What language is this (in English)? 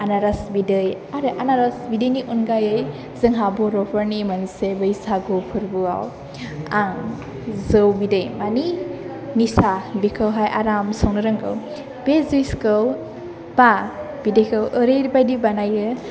Bodo